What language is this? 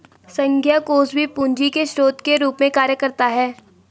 Hindi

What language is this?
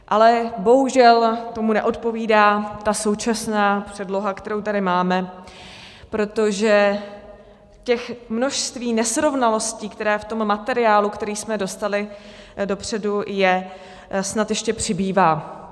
Czech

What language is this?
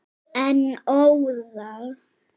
Icelandic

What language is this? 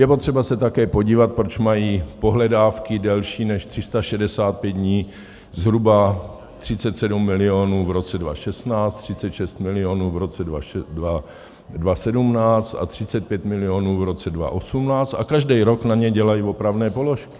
Czech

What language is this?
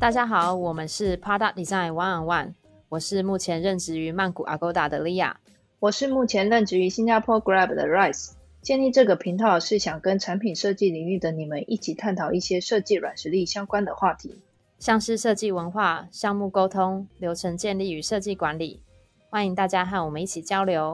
Chinese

